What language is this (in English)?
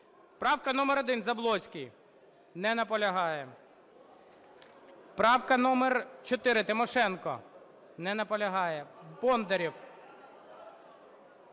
Ukrainian